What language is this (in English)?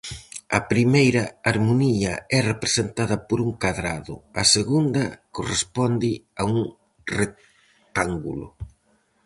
Galician